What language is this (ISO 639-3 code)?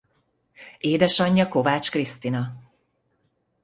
hun